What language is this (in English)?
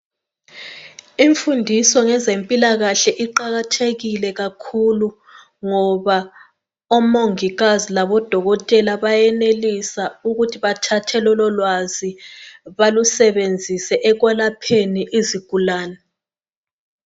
North Ndebele